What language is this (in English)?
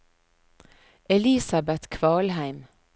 Norwegian